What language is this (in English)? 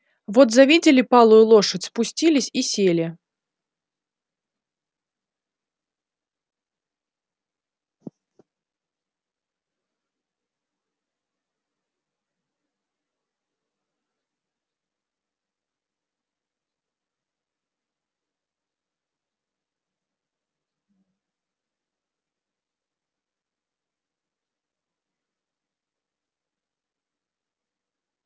Russian